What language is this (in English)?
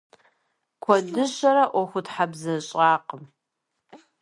Kabardian